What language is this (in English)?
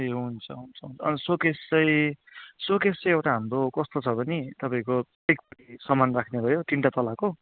Nepali